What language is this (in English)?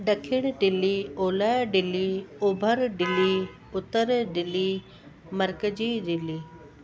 Sindhi